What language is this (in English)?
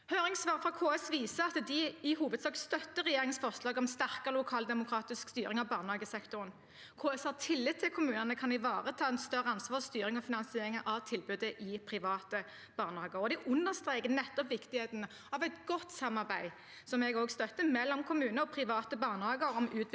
Norwegian